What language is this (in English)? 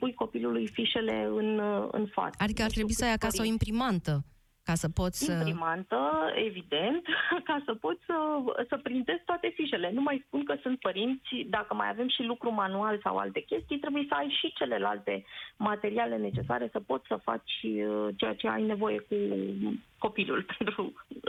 Romanian